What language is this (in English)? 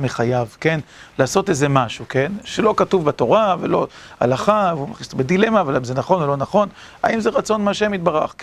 Hebrew